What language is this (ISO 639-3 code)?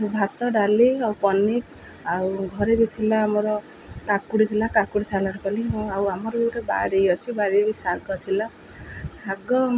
ori